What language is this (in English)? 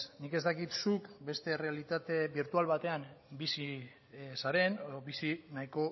Basque